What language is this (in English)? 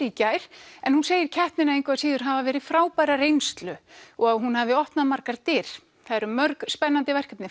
Icelandic